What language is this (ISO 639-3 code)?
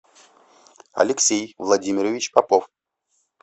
rus